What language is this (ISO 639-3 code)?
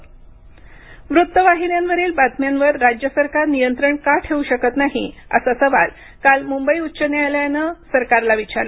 mar